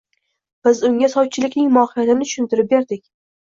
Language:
Uzbek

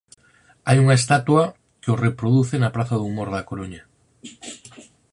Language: Galician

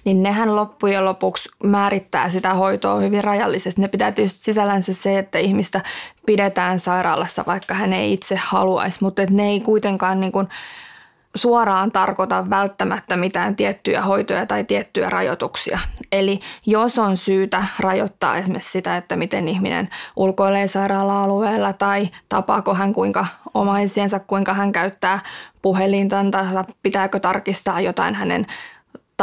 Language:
Finnish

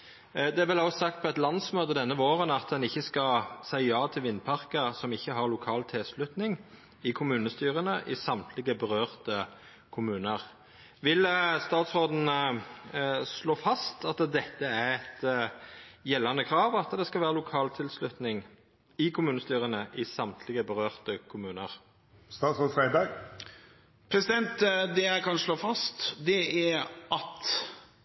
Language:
Norwegian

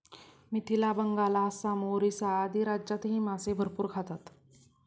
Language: Marathi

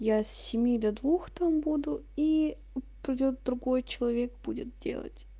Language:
Russian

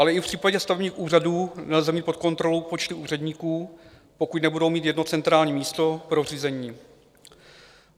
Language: Czech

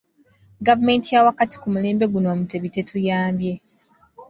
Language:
Ganda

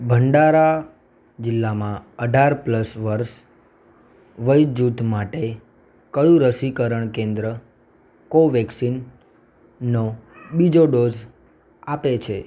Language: Gujarati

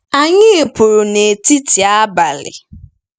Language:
Igbo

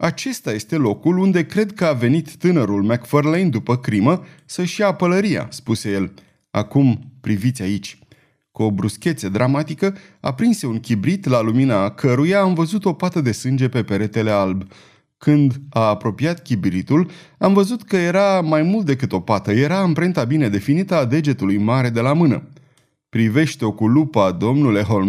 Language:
Romanian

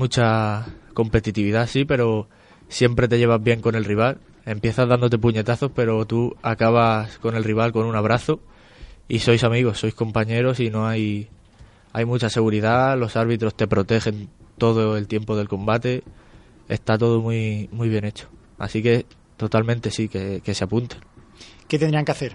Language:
Spanish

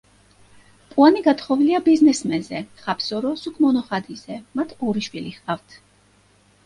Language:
Georgian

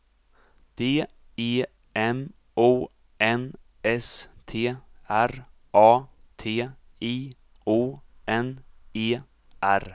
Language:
Swedish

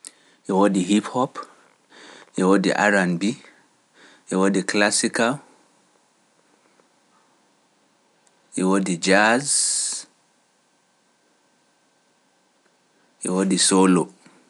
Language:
Pular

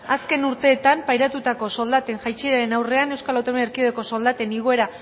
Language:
Basque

